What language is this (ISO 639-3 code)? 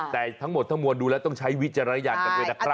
tha